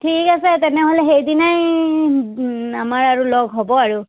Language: Assamese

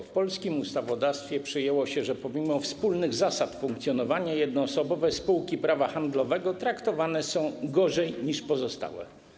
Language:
Polish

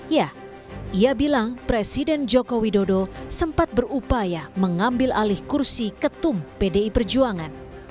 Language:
Indonesian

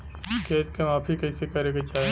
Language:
Bhojpuri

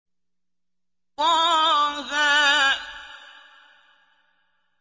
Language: Arabic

